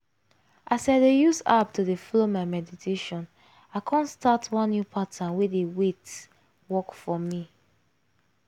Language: Nigerian Pidgin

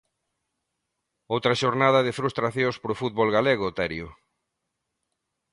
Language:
Galician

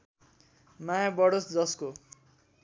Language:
Nepali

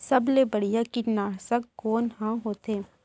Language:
Chhattisgarhi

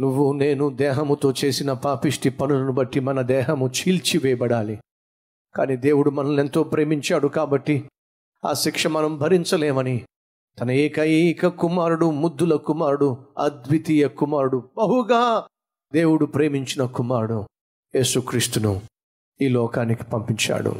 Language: Telugu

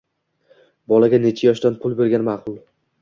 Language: Uzbek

